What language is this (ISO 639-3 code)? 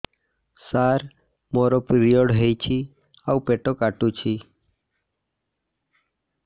ori